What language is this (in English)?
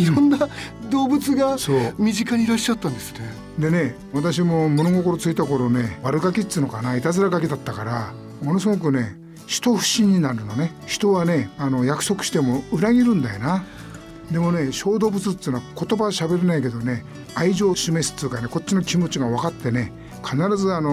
Japanese